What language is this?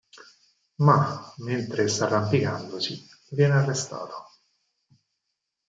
Italian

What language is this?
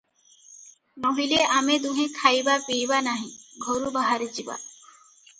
Odia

